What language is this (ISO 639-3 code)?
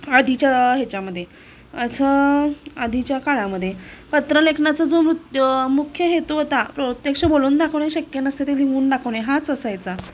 mar